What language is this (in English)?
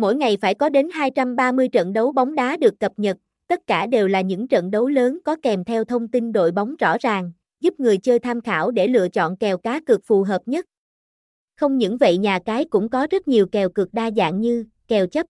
Vietnamese